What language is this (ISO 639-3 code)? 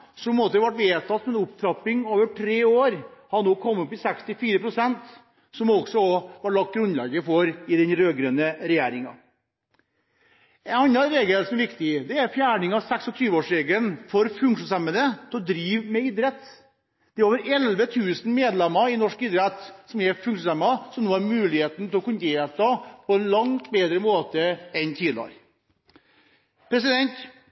nob